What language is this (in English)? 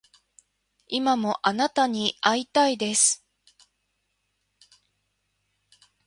Japanese